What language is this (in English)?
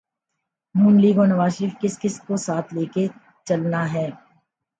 Urdu